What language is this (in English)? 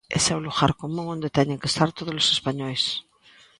Galician